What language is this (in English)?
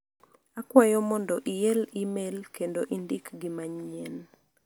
Luo (Kenya and Tanzania)